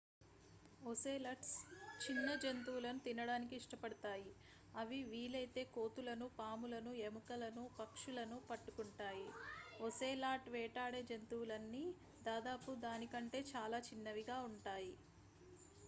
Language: Telugu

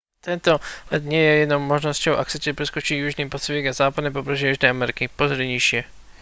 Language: Slovak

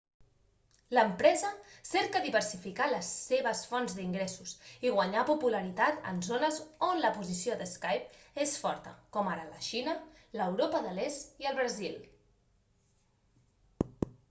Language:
Catalan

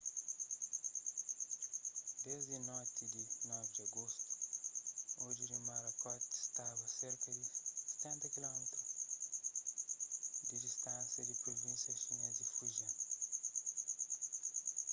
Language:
Kabuverdianu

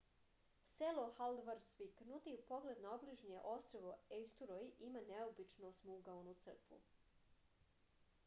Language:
Serbian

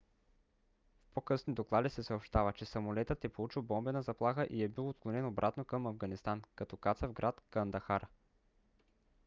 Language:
Bulgarian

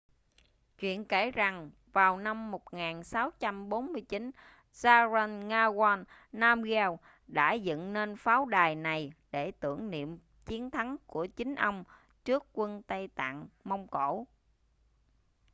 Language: Vietnamese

